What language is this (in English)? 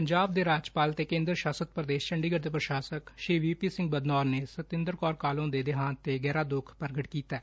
Punjabi